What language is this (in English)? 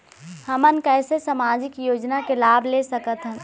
Chhattisgarhi